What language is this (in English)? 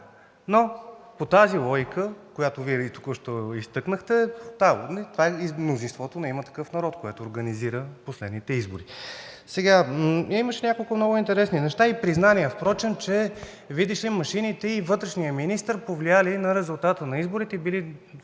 Bulgarian